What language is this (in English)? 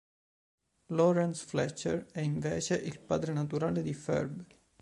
Italian